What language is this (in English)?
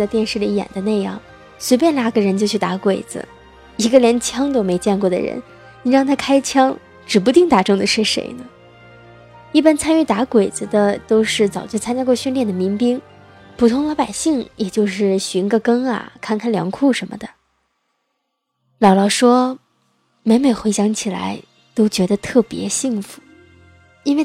Chinese